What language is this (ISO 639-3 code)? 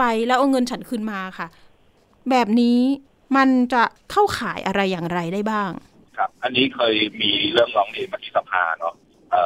tha